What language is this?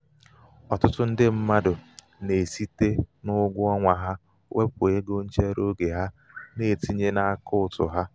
Igbo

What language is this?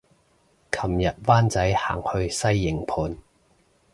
Cantonese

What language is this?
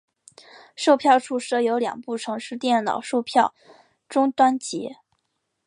Chinese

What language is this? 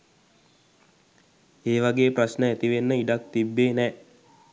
Sinhala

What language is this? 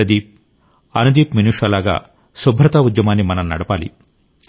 Telugu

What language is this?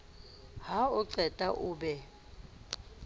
Southern Sotho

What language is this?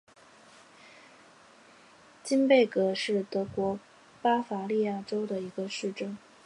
Chinese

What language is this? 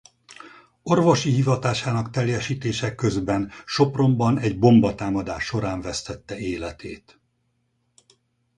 Hungarian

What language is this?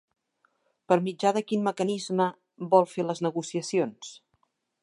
Catalan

